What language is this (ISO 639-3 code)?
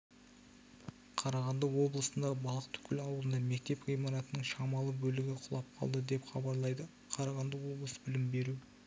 kaz